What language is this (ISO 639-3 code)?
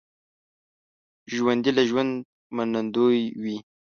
pus